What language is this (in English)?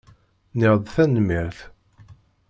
Kabyle